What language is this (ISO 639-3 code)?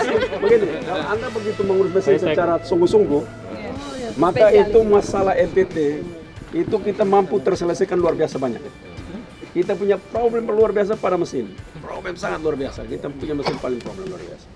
ind